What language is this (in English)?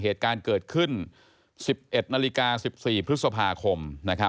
Thai